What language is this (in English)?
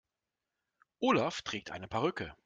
German